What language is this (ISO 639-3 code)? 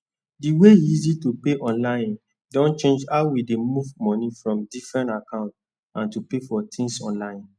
pcm